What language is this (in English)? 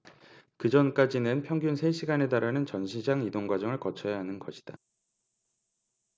Korean